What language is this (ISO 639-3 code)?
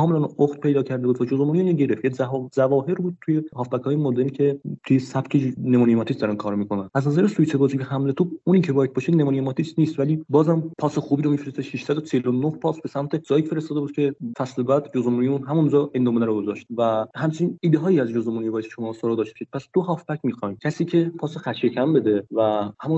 fas